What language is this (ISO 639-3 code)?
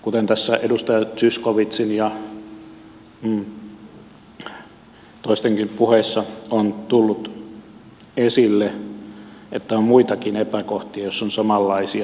fin